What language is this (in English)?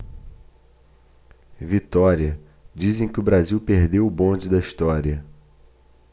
Portuguese